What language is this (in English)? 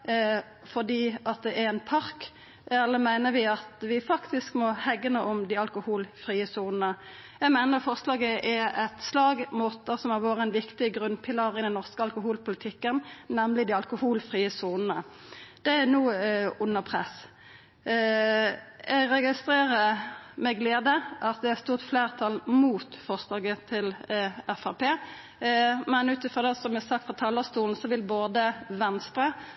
Norwegian Nynorsk